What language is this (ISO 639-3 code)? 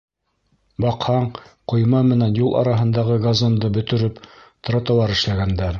bak